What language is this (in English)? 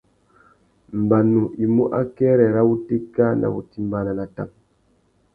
Tuki